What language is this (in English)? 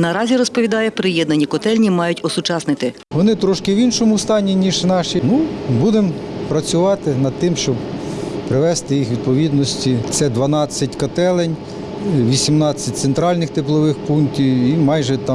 Ukrainian